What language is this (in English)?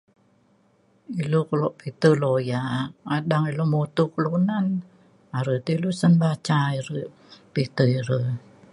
Mainstream Kenyah